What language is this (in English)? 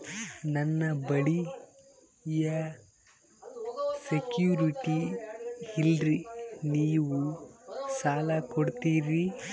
Kannada